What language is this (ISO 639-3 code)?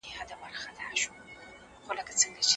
pus